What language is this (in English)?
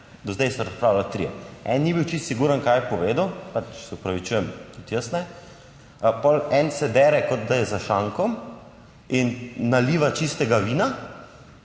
Slovenian